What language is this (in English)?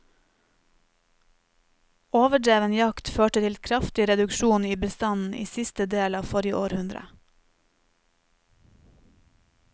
Norwegian